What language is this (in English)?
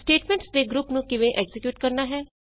Punjabi